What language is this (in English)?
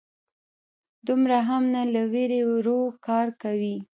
Pashto